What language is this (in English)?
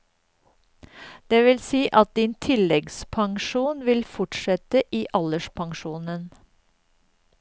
Norwegian